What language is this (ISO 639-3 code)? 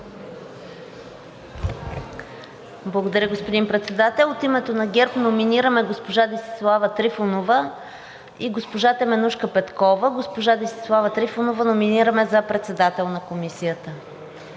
bul